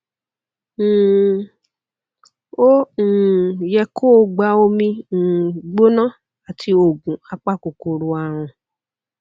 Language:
Yoruba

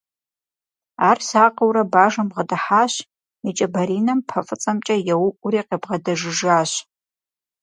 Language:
Kabardian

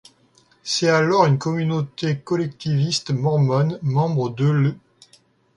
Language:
French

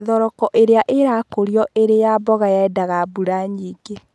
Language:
Kikuyu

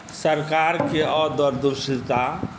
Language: Maithili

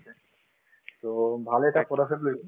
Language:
Assamese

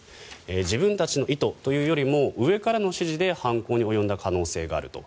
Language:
Japanese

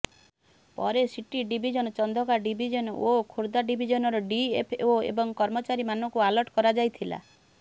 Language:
Odia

